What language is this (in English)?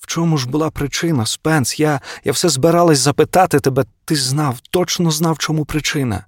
Ukrainian